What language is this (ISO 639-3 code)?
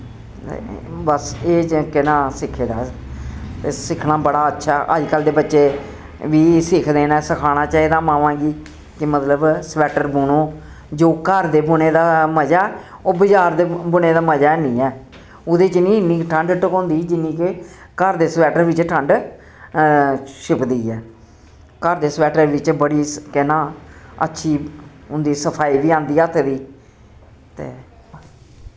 doi